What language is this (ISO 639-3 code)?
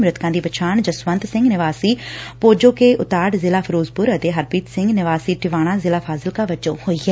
pan